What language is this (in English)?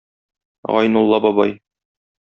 Tatar